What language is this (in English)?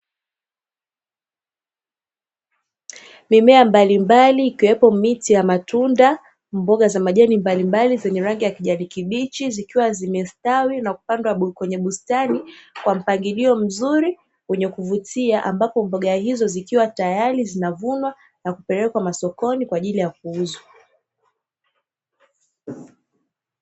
Swahili